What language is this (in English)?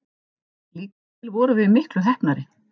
Icelandic